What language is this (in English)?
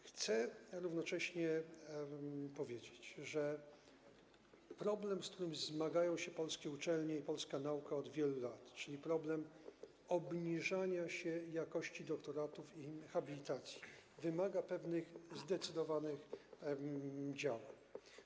Polish